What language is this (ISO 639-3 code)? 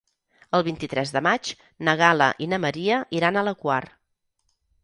cat